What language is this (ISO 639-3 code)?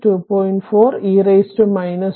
mal